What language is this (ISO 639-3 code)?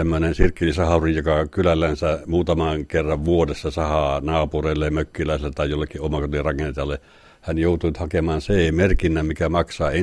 fin